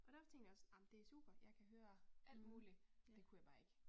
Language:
Danish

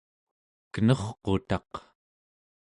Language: Central Yupik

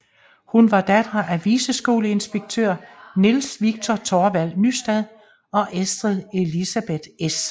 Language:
Danish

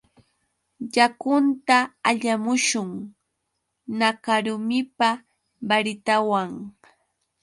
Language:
Yauyos Quechua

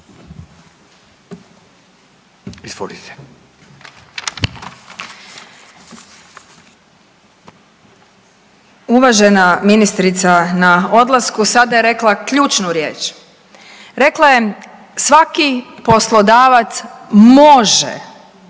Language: Croatian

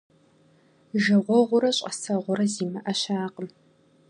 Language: Kabardian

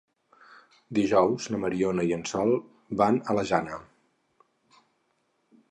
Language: Catalan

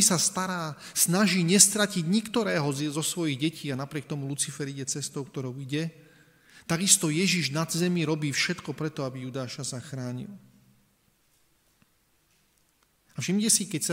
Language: Slovak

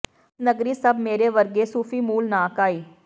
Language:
Punjabi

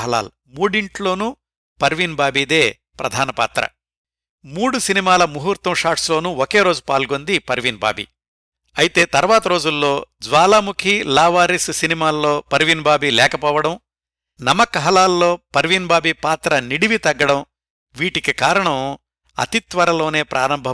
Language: Telugu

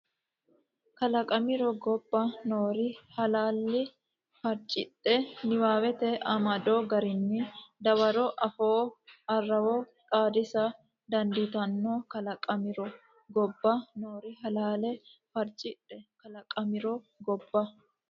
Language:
Sidamo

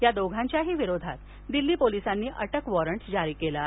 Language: Marathi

